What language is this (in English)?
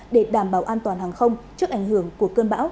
Vietnamese